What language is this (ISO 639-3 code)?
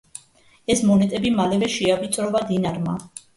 kat